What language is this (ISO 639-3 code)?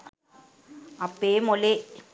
sin